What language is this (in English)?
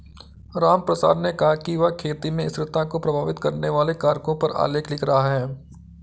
Hindi